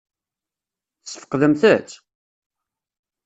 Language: Kabyle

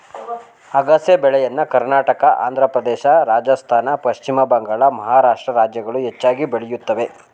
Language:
Kannada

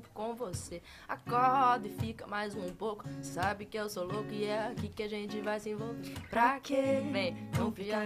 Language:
Portuguese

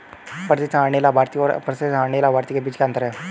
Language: Hindi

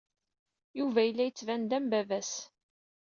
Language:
Kabyle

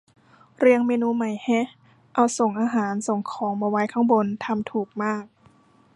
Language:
Thai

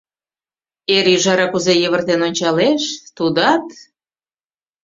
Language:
Mari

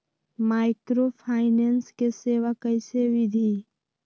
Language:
Magahi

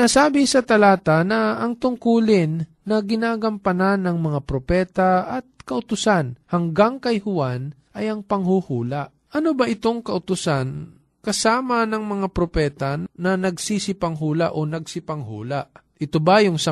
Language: Filipino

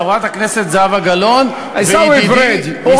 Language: Hebrew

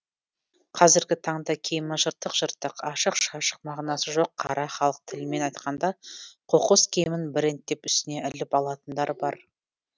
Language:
Kazakh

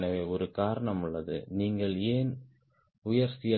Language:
Tamil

